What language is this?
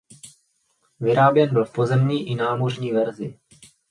Czech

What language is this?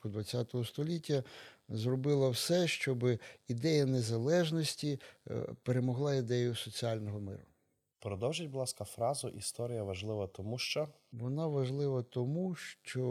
Ukrainian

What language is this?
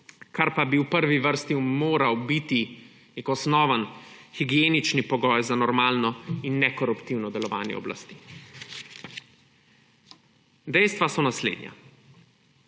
Slovenian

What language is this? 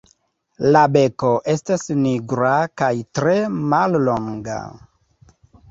Esperanto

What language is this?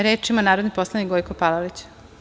Serbian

